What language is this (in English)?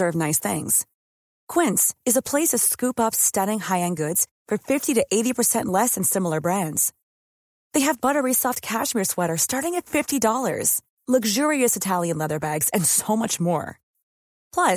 German